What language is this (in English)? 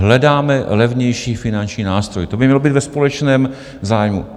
Czech